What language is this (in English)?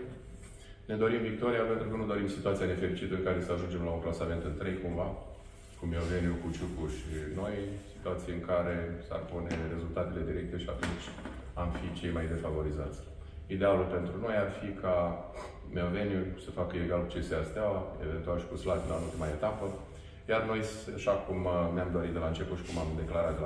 Romanian